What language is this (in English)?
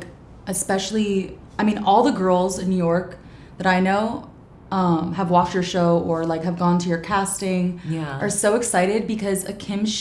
English